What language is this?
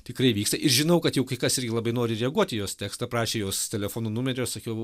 Lithuanian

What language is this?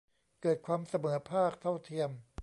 Thai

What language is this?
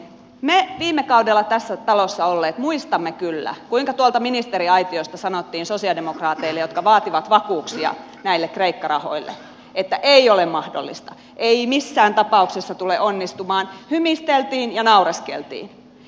Finnish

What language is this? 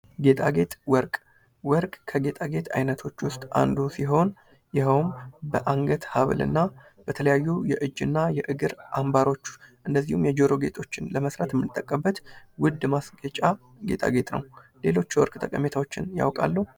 Amharic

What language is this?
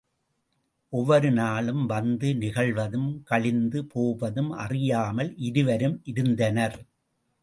Tamil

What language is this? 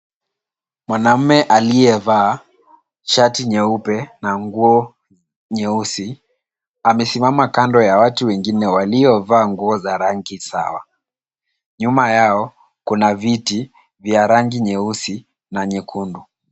Swahili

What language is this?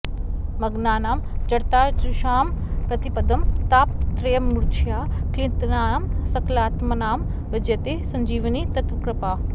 Sanskrit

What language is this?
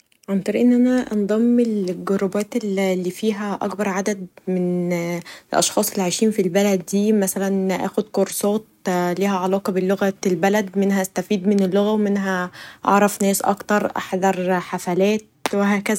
Egyptian Arabic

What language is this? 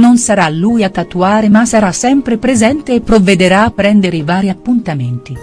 Italian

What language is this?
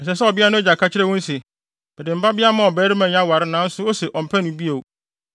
Akan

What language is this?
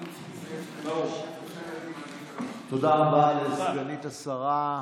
Hebrew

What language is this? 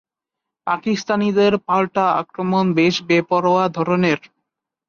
Bangla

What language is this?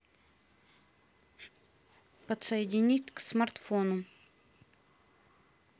Russian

